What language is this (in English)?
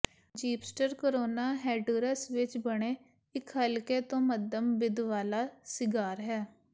Punjabi